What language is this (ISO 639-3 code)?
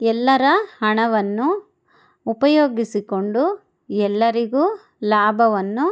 kan